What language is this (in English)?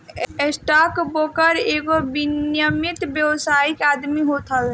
Bhojpuri